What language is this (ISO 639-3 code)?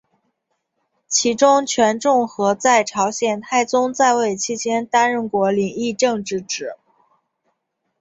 zho